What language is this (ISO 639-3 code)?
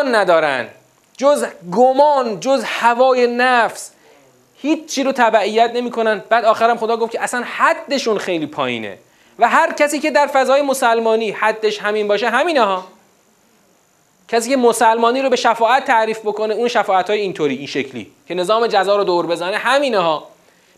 fas